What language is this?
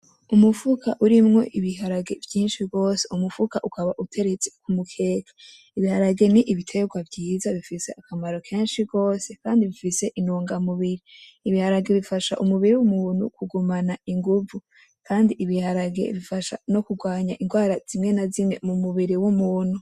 Rundi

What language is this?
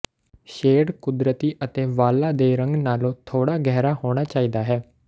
Punjabi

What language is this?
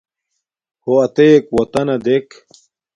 Domaaki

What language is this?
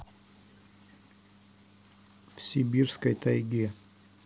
Russian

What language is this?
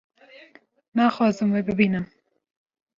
Kurdish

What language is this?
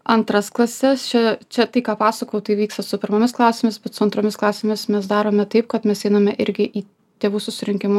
Lithuanian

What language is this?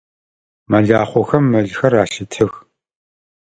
Adyghe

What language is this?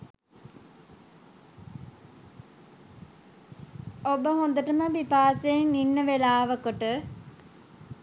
Sinhala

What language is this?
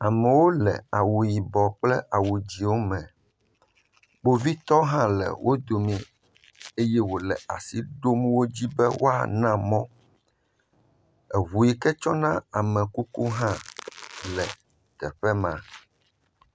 Ewe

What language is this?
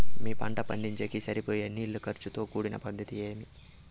Telugu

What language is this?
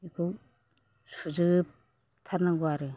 Bodo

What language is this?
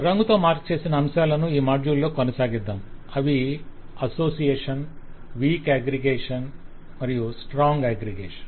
Telugu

